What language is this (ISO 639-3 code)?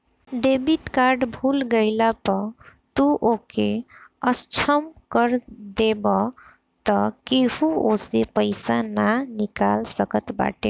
bho